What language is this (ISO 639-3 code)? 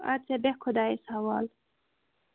kas